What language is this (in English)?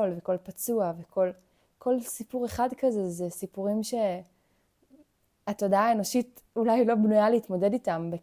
Hebrew